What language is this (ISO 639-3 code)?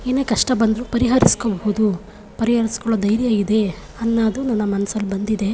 kan